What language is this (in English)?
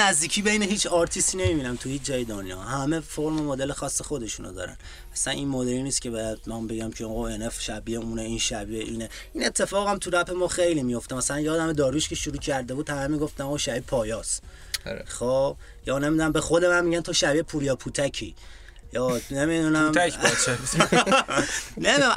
Persian